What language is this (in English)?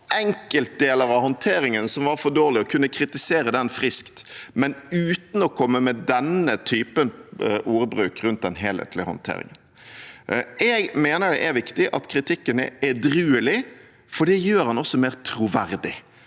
Norwegian